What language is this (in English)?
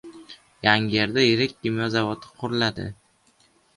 Uzbek